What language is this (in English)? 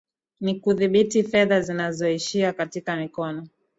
Swahili